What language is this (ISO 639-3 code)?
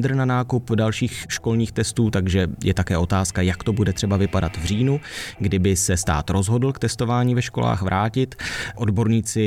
ces